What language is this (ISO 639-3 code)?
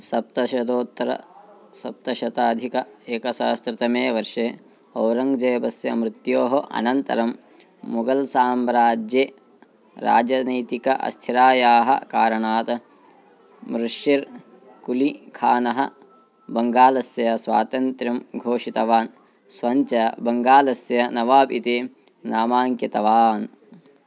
san